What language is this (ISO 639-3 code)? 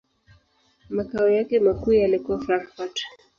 swa